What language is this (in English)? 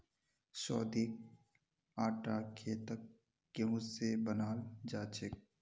Magahi